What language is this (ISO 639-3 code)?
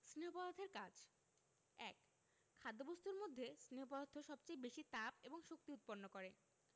ben